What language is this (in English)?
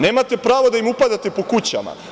Serbian